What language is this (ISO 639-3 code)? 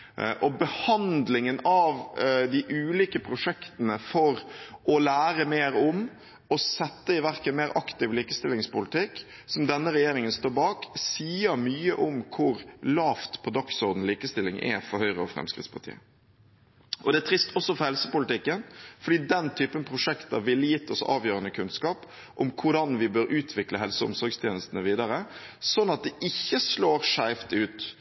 nob